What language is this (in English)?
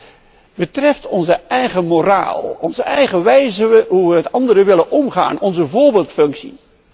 Dutch